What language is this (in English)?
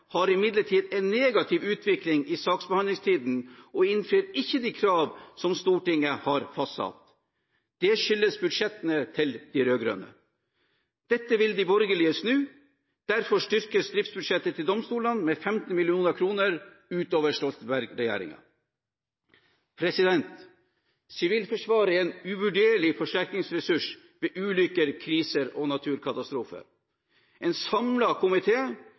Norwegian Bokmål